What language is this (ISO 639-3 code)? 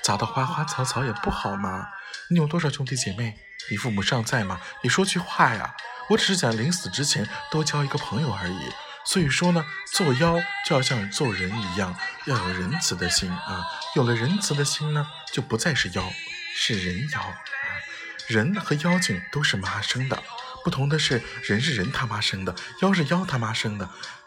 zho